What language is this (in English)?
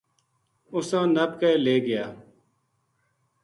Gujari